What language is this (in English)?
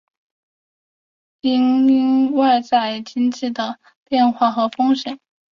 Chinese